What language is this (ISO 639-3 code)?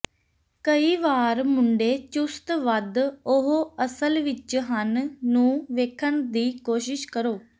pan